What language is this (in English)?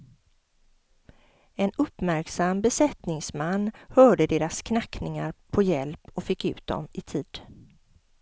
Swedish